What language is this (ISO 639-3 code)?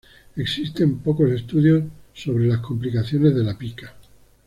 spa